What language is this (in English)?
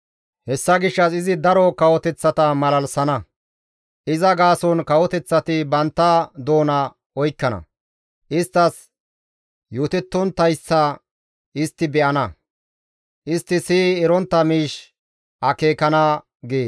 Gamo